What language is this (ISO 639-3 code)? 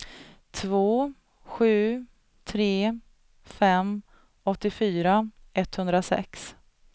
swe